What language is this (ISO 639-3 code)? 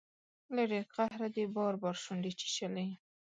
pus